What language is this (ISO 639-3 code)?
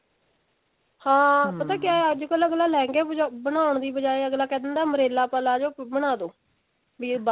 pan